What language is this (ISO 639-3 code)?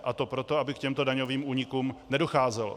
ces